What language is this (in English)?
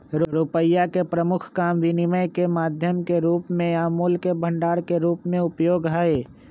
Magahi